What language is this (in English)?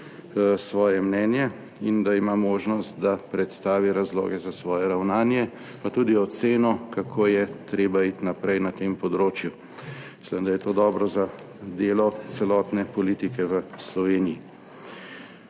Slovenian